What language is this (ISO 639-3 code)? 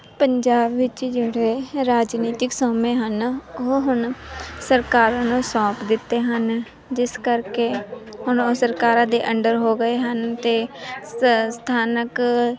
pan